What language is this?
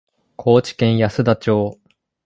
Japanese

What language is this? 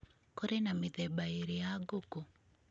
Kikuyu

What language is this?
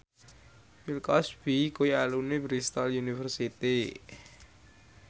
Javanese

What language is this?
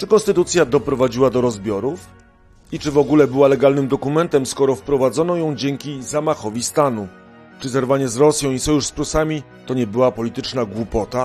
Polish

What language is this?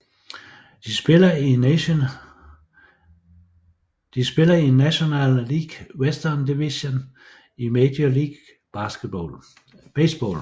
Danish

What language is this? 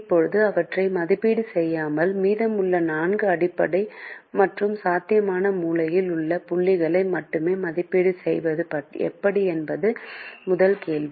Tamil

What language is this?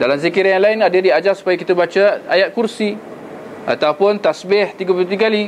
Malay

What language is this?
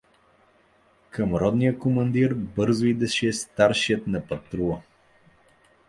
Bulgarian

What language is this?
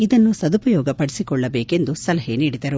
Kannada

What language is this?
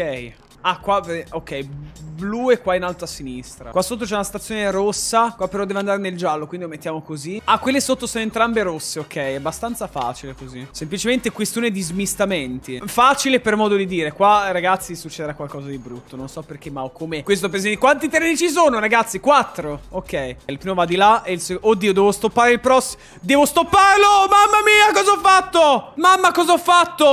Italian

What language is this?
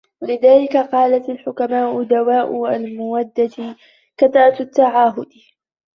Arabic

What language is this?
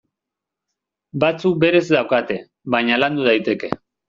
Basque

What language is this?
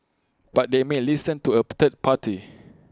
English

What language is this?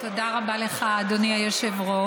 Hebrew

